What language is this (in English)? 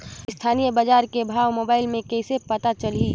Chhattisgarhi